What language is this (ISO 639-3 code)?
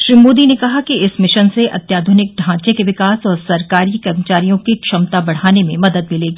hin